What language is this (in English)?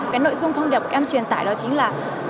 Vietnamese